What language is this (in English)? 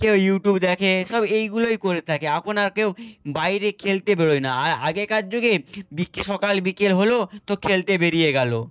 Bangla